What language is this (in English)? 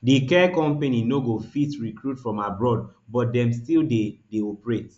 Nigerian Pidgin